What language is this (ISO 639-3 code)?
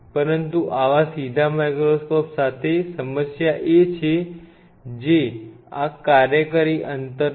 guj